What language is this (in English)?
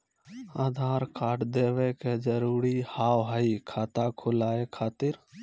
Maithili